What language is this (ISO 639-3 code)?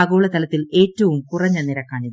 mal